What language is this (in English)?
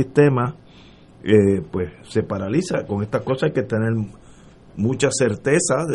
Spanish